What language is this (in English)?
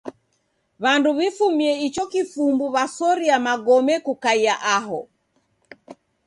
Taita